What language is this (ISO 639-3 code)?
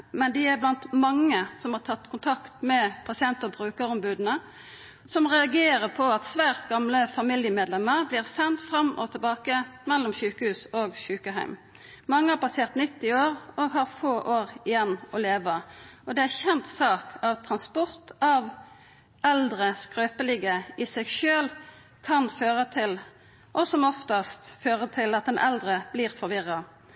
nno